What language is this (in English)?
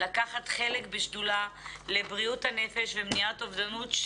Hebrew